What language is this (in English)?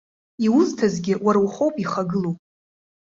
Abkhazian